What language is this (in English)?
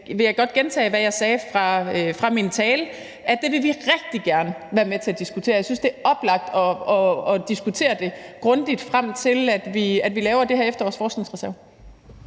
Danish